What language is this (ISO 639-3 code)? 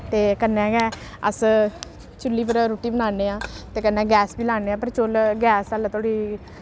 doi